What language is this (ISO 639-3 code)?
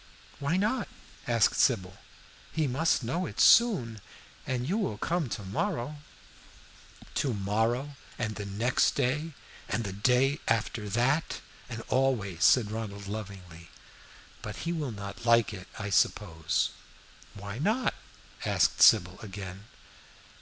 eng